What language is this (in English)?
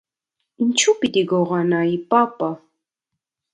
Armenian